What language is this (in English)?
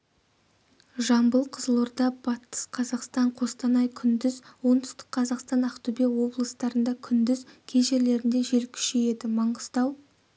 Kazakh